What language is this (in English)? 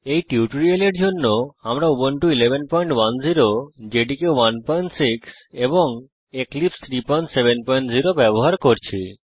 Bangla